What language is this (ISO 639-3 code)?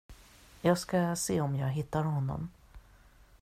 swe